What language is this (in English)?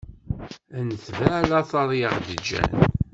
Kabyle